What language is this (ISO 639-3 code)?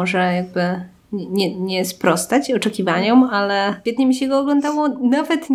pol